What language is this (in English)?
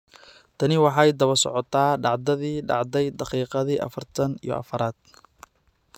Somali